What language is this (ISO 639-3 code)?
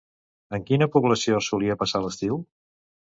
cat